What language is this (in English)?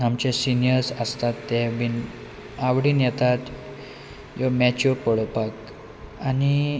Konkani